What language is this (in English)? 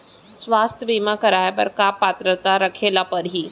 Chhattisgarhi